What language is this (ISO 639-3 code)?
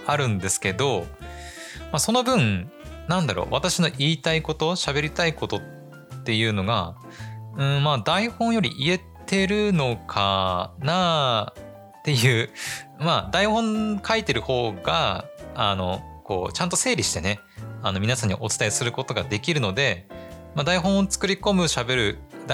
jpn